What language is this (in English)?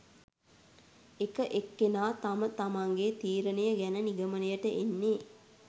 Sinhala